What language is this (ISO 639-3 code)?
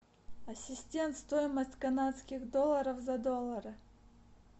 rus